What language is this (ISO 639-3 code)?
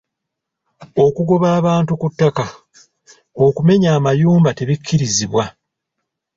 lug